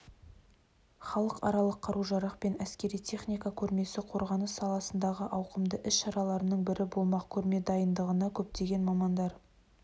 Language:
Kazakh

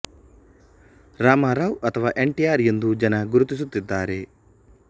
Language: Kannada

